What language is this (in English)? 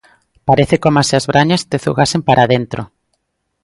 Galician